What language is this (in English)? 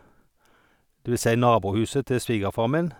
Norwegian